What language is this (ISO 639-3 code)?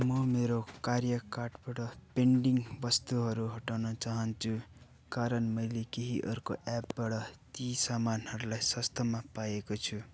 nep